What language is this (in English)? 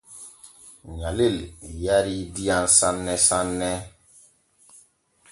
Borgu Fulfulde